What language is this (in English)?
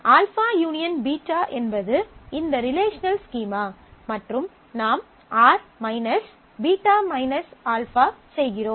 Tamil